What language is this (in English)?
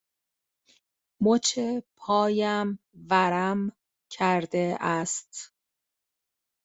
Persian